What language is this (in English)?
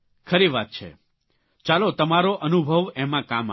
Gujarati